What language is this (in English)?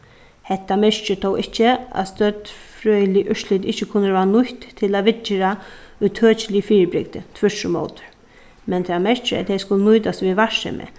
Faroese